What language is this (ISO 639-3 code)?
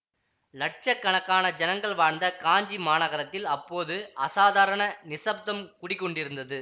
tam